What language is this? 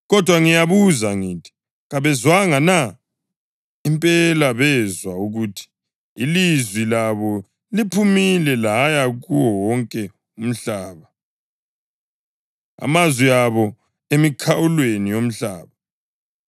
North Ndebele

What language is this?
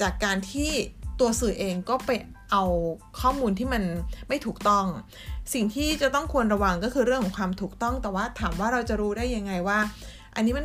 Thai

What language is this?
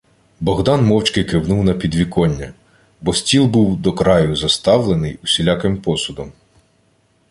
Ukrainian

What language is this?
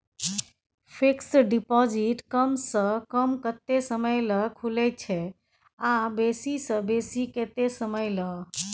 Maithili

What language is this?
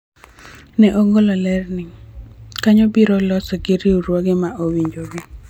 Luo (Kenya and Tanzania)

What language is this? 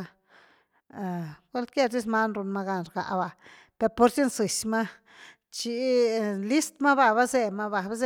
Güilá Zapotec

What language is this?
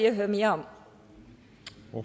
Danish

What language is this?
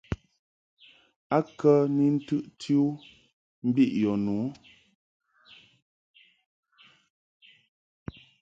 Mungaka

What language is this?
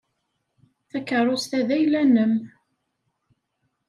Kabyle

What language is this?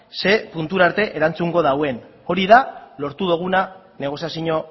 Basque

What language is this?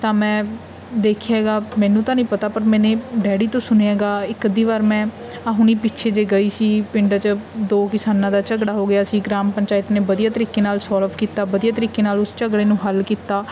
Punjabi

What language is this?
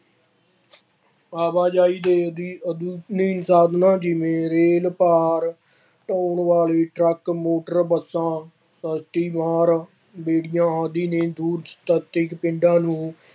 Punjabi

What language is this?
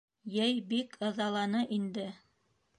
Bashkir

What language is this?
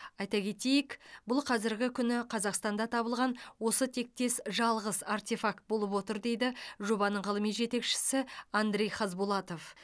Kazakh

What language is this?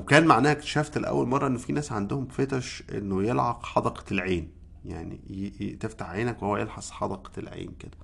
Arabic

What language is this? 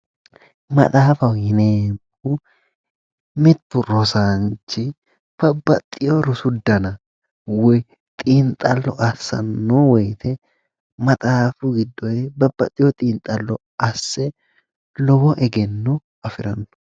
Sidamo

